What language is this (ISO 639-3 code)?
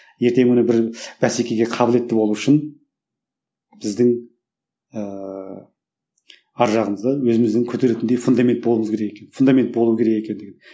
kaz